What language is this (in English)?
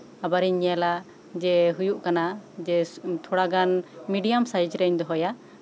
Santali